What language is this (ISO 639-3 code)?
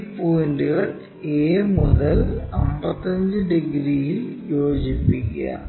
mal